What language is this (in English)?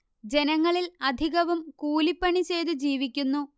Malayalam